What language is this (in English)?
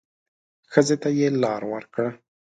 Pashto